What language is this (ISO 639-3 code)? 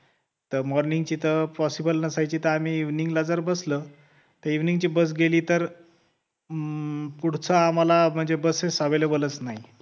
mar